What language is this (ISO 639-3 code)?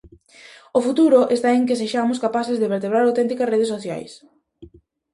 glg